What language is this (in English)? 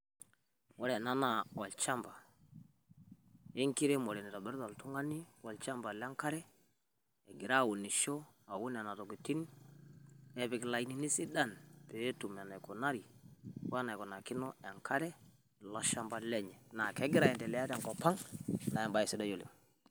Masai